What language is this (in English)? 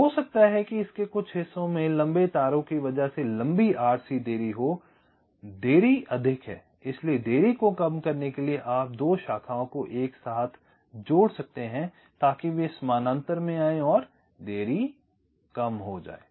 Hindi